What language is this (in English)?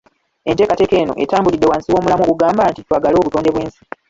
Ganda